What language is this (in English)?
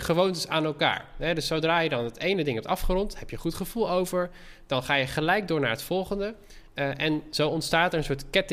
Dutch